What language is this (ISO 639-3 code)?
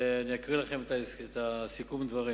heb